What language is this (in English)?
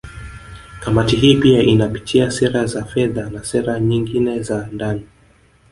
Swahili